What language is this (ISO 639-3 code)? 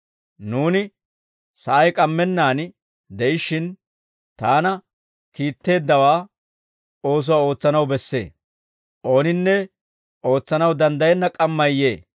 dwr